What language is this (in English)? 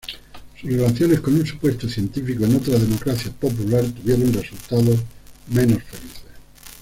Spanish